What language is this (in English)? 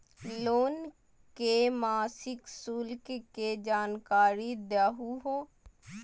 Magahi